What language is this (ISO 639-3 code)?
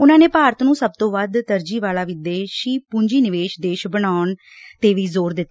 pan